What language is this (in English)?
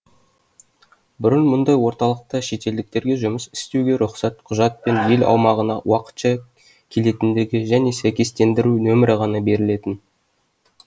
Kazakh